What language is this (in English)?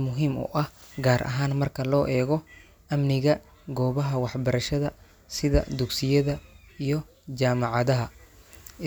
Somali